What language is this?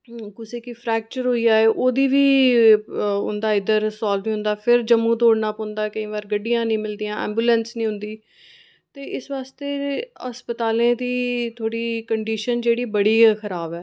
Dogri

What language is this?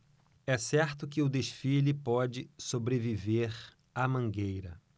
Portuguese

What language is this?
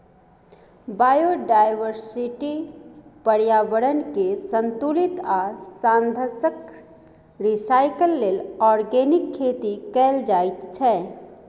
Maithili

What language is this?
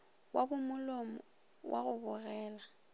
Northern Sotho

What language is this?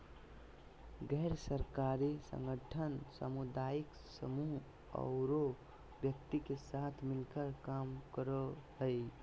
Magahi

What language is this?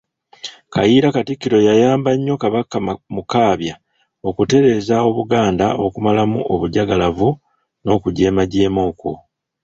Ganda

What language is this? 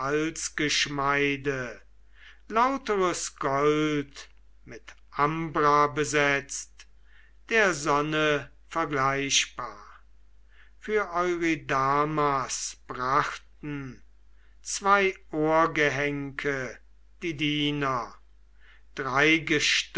German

